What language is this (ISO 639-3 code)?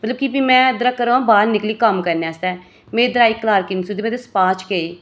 doi